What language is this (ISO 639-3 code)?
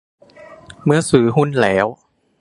tha